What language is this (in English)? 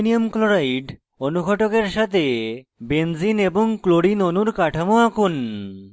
Bangla